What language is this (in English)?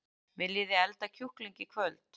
Icelandic